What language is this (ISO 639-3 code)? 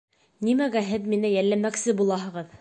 bak